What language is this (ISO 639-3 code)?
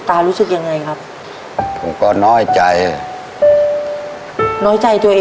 tha